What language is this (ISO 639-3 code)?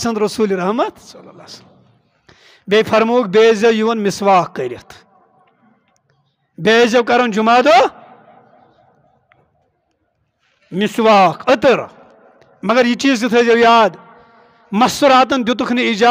tur